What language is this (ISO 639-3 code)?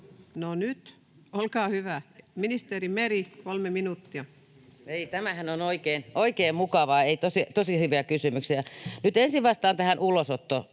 fin